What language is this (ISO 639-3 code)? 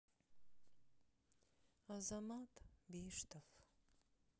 rus